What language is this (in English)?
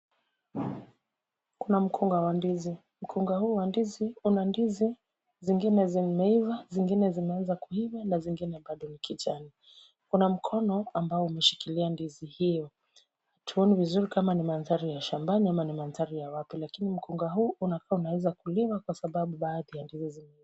Swahili